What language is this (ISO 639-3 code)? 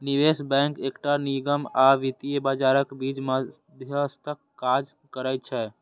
mai